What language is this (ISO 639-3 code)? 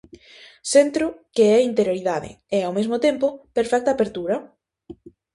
glg